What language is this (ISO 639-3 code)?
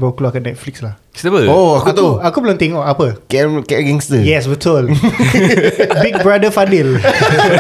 msa